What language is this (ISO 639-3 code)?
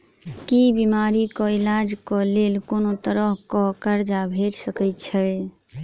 mai